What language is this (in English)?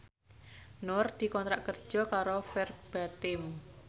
Javanese